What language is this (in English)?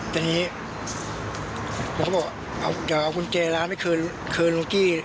Thai